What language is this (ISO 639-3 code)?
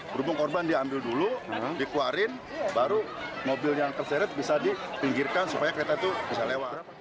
ind